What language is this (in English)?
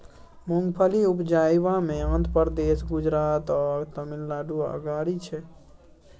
Maithili